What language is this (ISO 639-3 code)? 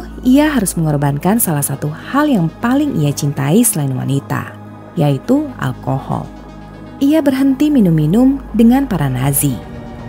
ind